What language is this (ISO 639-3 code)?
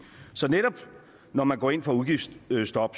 dan